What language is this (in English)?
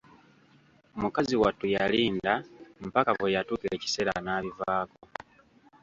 Ganda